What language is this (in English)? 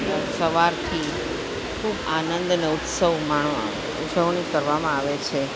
Gujarati